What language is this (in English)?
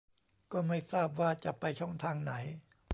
Thai